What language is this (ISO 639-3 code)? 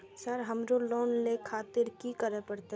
mai